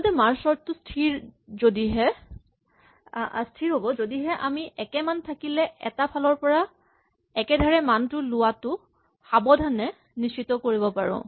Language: Assamese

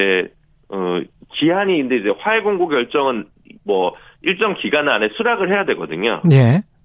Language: Korean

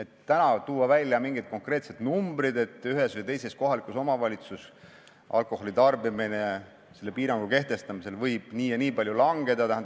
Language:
Estonian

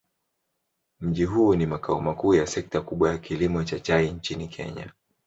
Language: Swahili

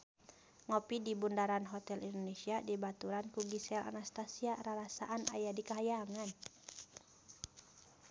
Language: Sundanese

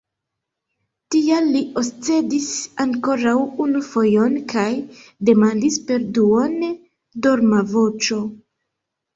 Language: Esperanto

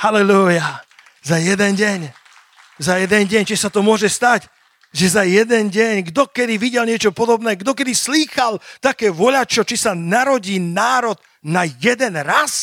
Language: Slovak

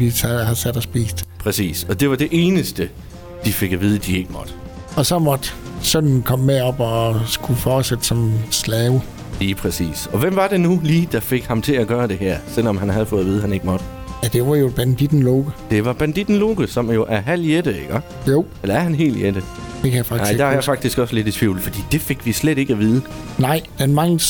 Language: Danish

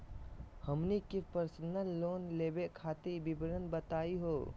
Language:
Magahi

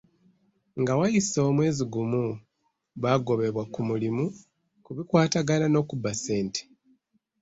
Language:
Ganda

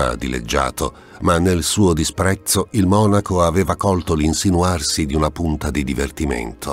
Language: Italian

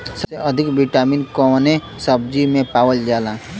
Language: Bhojpuri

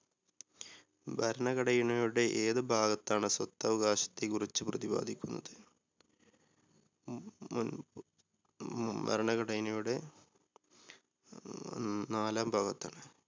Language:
Malayalam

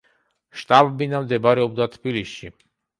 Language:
Georgian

